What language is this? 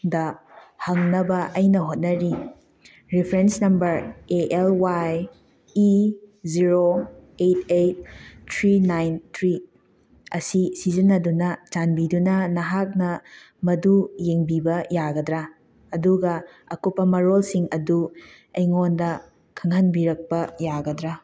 Manipuri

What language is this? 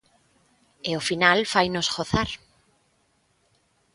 Galician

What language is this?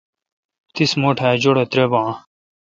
Kalkoti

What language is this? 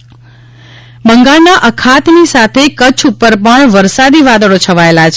Gujarati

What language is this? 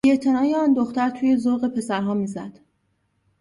Persian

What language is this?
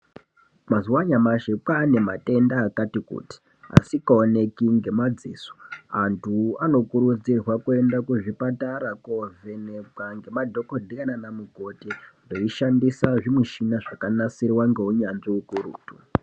Ndau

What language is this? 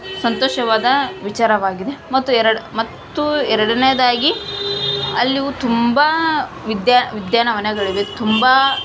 Kannada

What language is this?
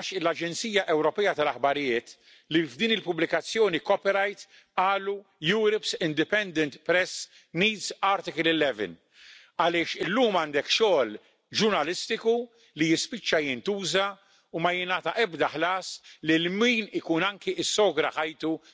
Polish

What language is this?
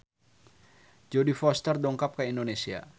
Sundanese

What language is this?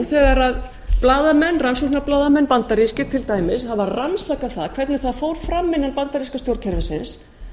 Icelandic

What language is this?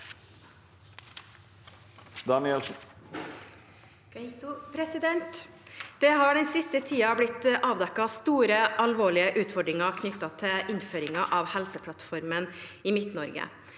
Norwegian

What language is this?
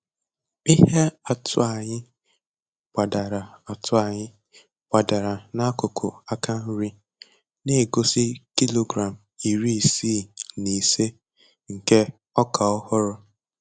Igbo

